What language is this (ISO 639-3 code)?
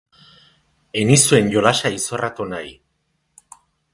eus